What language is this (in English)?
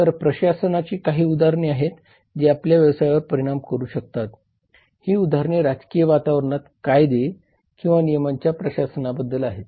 Marathi